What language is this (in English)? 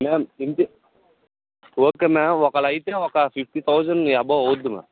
Telugu